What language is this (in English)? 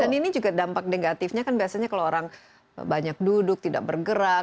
Indonesian